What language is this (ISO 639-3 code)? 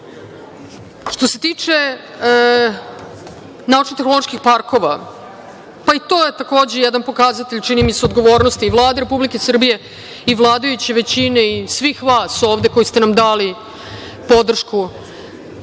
srp